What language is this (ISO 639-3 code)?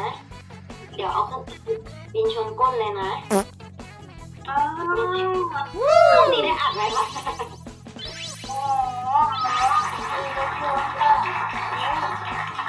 tha